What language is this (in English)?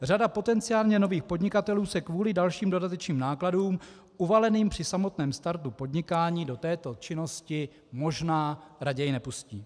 Czech